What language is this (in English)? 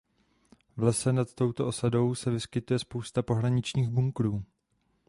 Czech